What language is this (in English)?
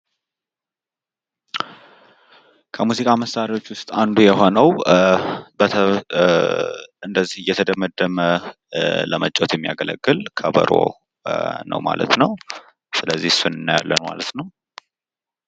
Amharic